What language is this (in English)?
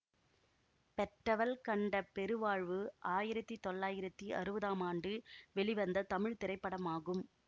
Tamil